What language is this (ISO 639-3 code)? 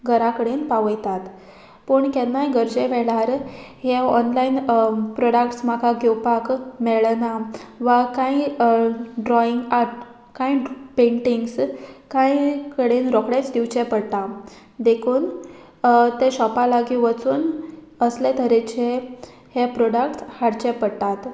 kok